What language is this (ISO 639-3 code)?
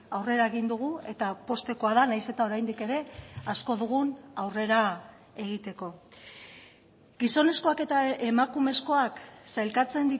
eus